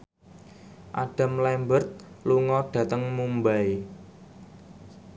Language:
Javanese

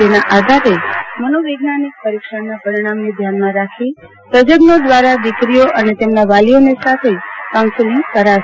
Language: Gujarati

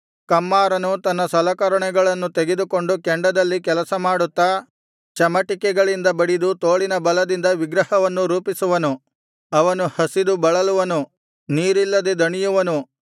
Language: Kannada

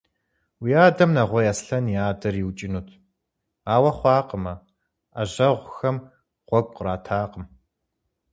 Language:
Kabardian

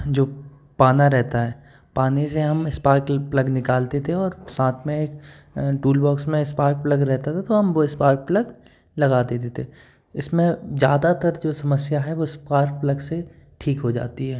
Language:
Hindi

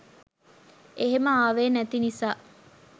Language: Sinhala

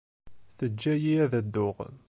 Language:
Kabyle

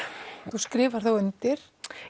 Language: Icelandic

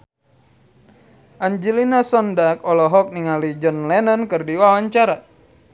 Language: Sundanese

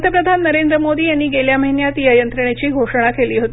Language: Marathi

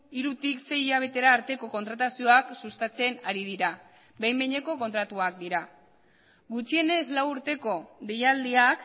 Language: Basque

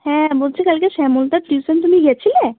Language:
Bangla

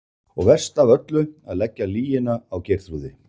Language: Icelandic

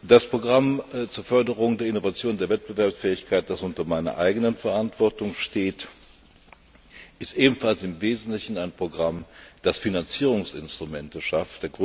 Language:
German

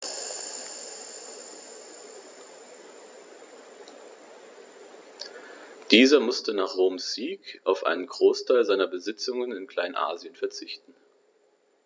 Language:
German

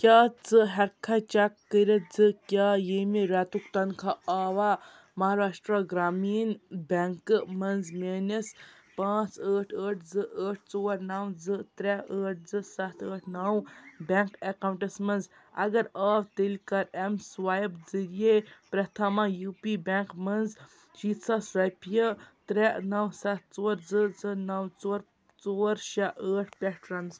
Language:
Kashmiri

